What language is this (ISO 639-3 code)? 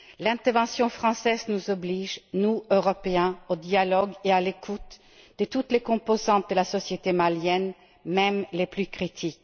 fra